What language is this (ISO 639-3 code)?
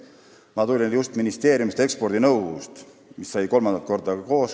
est